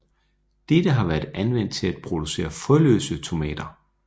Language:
Danish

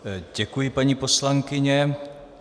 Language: Czech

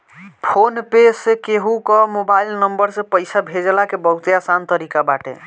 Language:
Bhojpuri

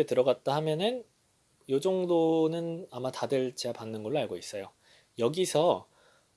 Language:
Korean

